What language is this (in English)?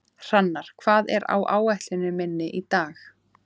Icelandic